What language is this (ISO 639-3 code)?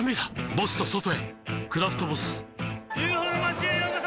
jpn